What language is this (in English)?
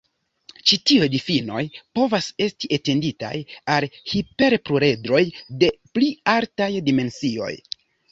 Esperanto